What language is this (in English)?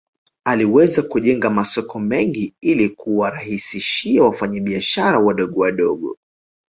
Swahili